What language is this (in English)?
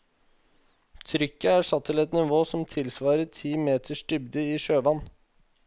Norwegian